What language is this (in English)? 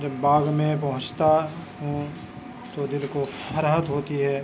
Urdu